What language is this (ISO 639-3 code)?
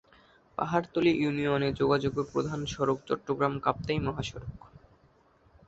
ben